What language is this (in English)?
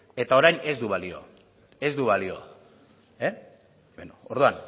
Basque